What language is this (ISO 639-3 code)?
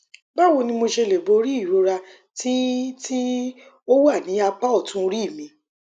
yor